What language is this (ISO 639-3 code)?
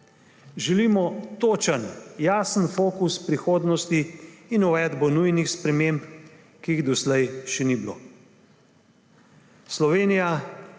slv